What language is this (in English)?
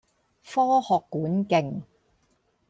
Cantonese